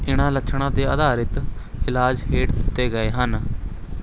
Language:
Punjabi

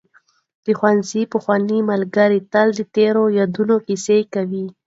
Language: Pashto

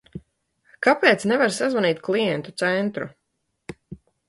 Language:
Latvian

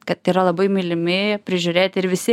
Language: Lithuanian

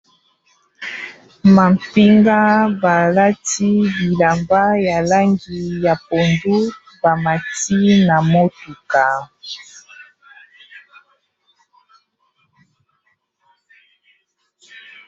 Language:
Lingala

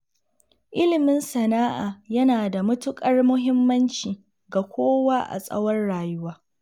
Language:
Hausa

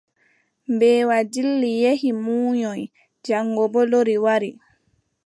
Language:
Adamawa Fulfulde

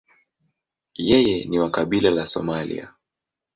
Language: Swahili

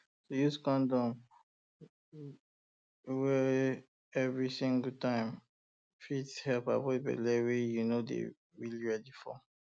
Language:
Nigerian Pidgin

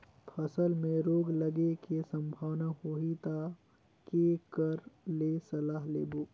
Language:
Chhattisgarhi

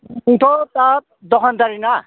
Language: Bodo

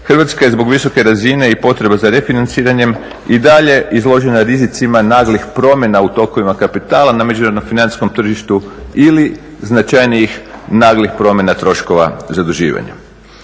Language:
Croatian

